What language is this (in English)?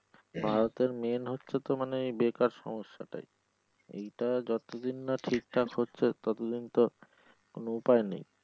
Bangla